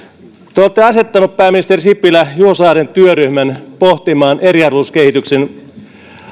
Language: Finnish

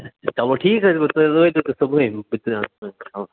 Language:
Kashmiri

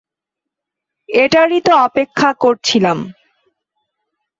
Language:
Bangla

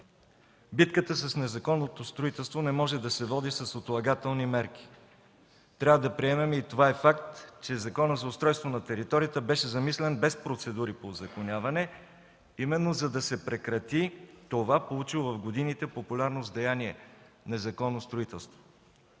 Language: Bulgarian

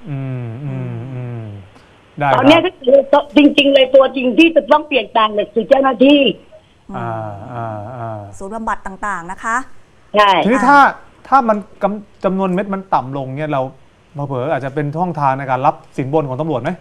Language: Thai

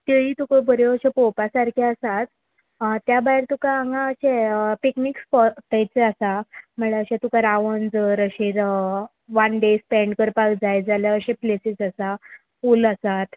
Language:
Konkani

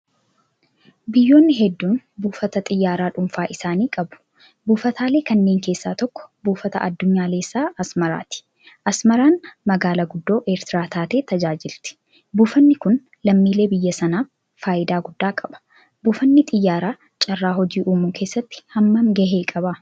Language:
Oromo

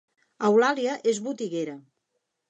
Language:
Catalan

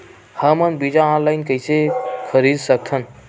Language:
Chhattisgarhi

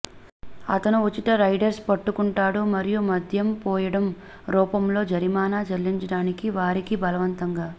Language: Telugu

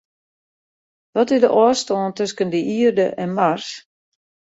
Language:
Western Frisian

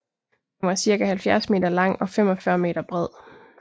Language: Danish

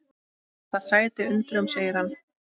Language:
Icelandic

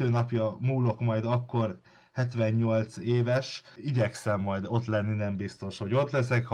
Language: Hungarian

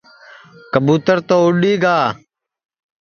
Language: Sansi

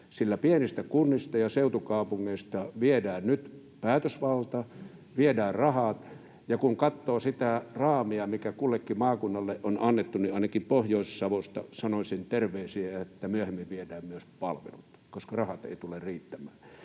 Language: Finnish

